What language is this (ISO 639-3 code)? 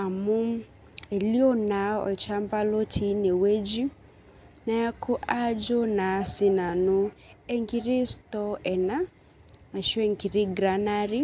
mas